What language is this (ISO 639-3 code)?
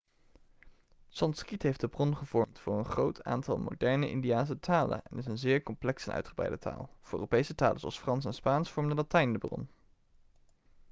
nld